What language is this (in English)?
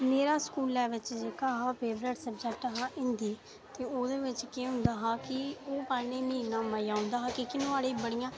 Dogri